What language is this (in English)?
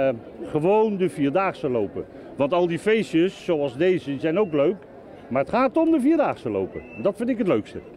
Dutch